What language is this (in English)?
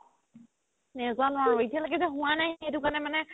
Assamese